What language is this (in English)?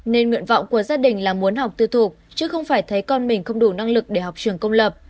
Vietnamese